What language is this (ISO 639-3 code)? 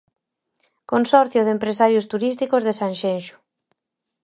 glg